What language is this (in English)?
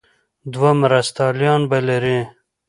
Pashto